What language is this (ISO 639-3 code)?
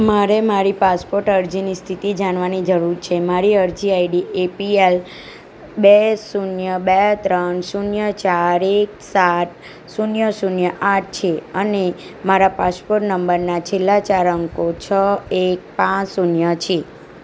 guj